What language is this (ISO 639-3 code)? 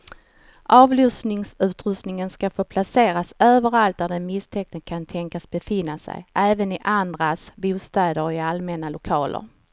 swe